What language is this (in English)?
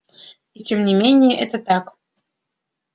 Russian